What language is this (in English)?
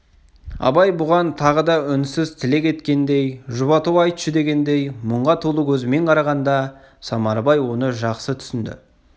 Kazakh